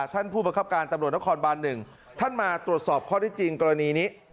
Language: Thai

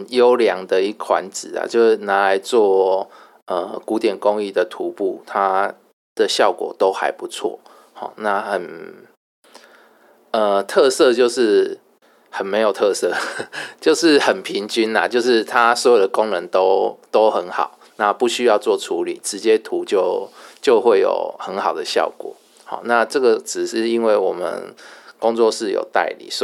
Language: Chinese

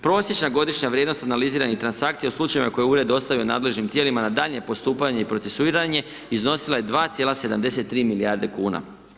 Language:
Croatian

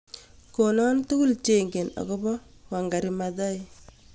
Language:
Kalenjin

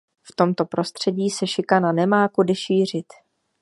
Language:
Czech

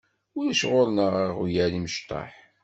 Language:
Kabyle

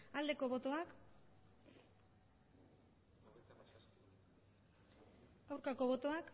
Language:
Basque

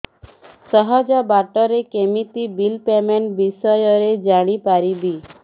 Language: Odia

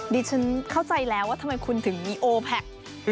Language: Thai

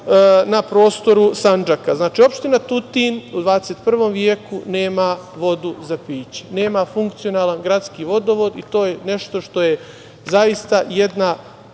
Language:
Serbian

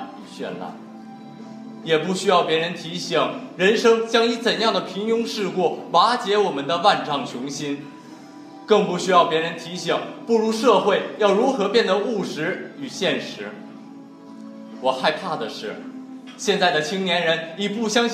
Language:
Chinese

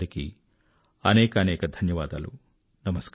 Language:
Telugu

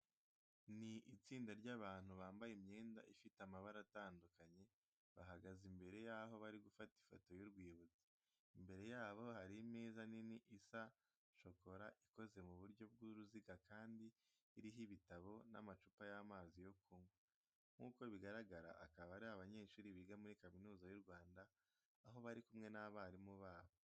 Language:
Kinyarwanda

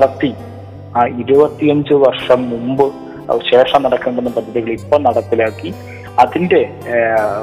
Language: Malayalam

